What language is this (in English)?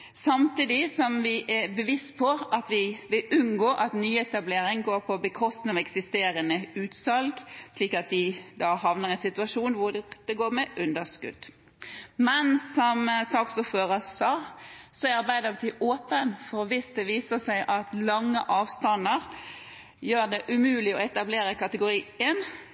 Norwegian Bokmål